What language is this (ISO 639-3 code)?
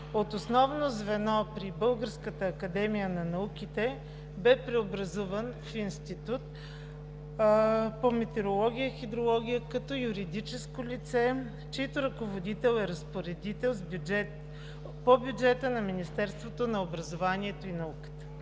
bul